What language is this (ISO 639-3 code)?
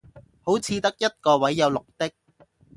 yue